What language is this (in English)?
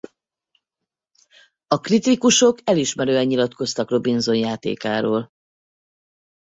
Hungarian